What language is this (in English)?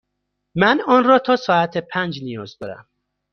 Persian